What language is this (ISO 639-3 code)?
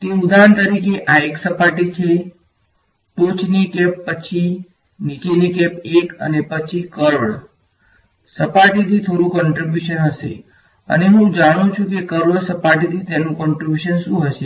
guj